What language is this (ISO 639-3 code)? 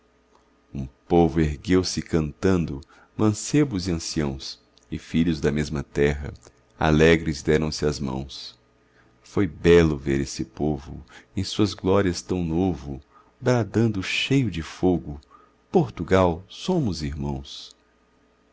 por